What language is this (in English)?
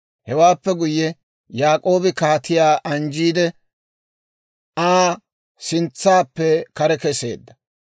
Dawro